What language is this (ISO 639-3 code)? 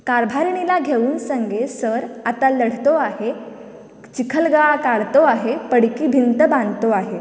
kok